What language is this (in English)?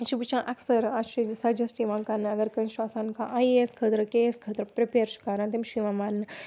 Kashmiri